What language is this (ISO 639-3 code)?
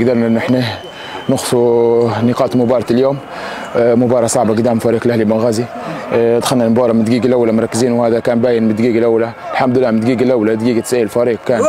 ara